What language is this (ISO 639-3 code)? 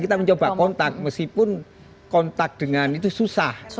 ind